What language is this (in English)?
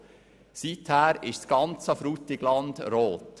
Swiss German